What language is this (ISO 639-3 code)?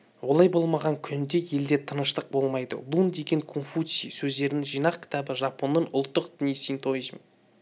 kaz